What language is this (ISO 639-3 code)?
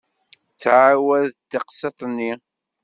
kab